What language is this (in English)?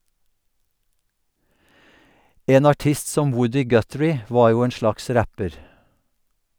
Norwegian